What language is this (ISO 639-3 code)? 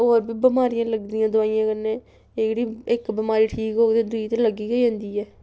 doi